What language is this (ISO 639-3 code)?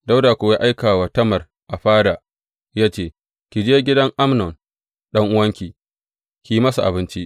hau